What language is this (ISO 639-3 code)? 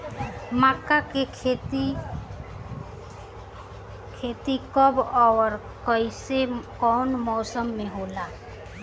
bho